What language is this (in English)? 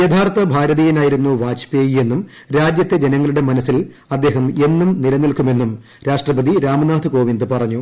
Malayalam